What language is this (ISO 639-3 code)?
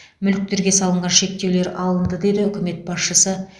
kaz